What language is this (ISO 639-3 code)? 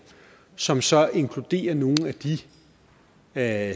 dan